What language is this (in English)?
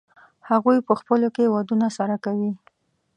Pashto